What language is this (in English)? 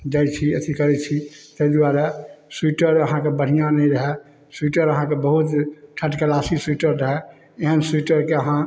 Maithili